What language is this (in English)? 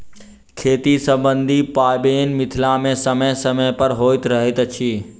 Maithili